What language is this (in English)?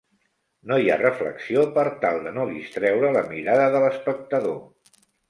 Catalan